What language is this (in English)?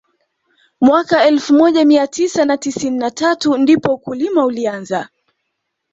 Swahili